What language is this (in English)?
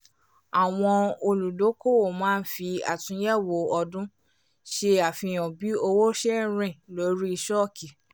Yoruba